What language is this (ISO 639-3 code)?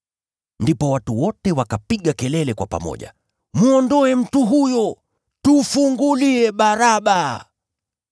swa